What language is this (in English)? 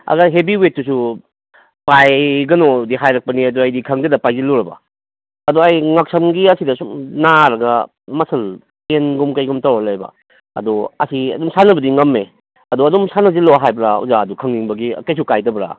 Manipuri